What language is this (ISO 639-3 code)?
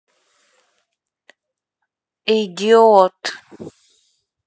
rus